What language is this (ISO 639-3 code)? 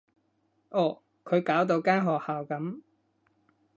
yue